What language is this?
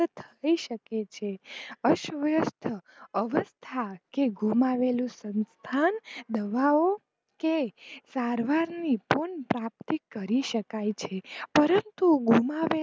Gujarati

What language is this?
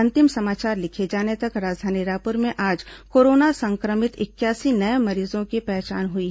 Hindi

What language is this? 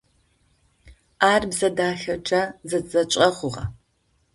Adyghe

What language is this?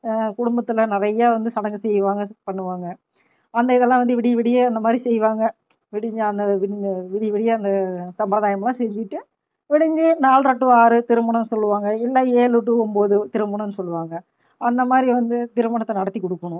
Tamil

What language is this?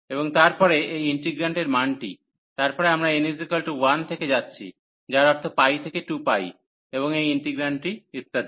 Bangla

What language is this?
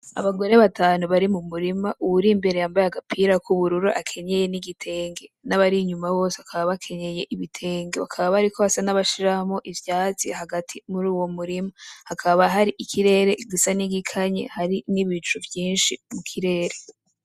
Rundi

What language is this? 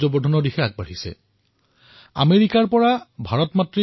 Assamese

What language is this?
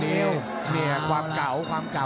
Thai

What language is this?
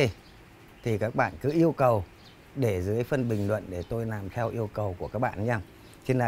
Vietnamese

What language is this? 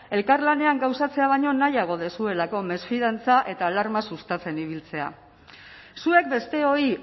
Basque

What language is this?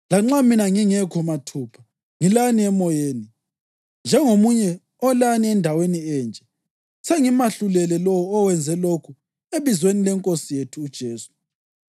North Ndebele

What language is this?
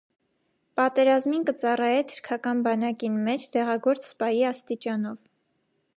Armenian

